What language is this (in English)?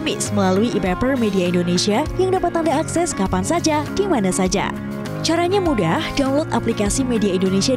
Indonesian